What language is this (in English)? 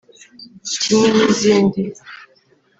Kinyarwanda